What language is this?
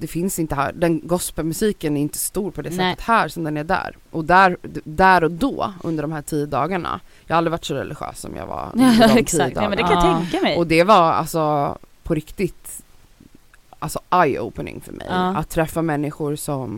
Swedish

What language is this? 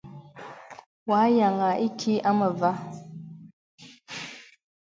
Bebele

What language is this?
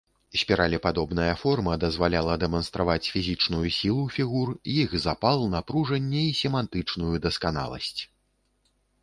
Belarusian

